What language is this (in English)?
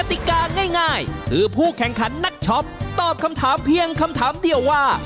Thai